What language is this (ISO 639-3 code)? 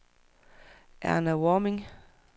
dan